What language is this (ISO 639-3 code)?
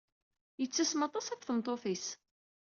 kab